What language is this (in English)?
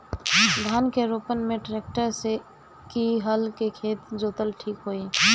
Bhojpuri